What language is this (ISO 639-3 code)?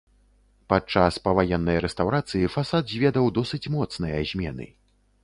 bel